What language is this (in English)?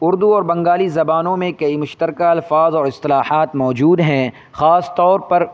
Urdu